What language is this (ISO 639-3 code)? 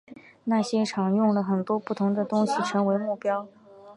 zho